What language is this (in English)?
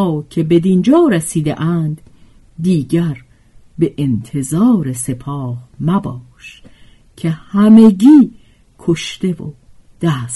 Persian